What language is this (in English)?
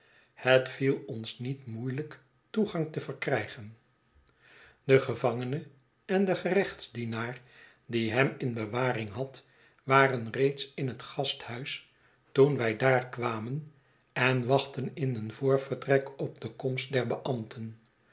Dutch